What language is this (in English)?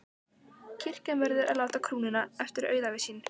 Icelandic